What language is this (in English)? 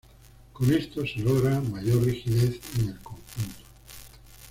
Spanish